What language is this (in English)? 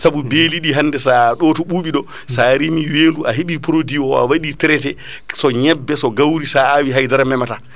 Fula